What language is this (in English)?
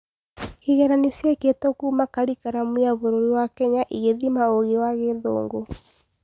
Kikuyu